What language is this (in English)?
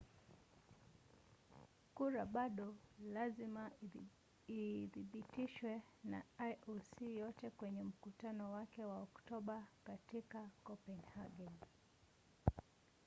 Swahili